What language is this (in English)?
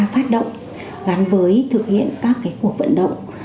Vietnamese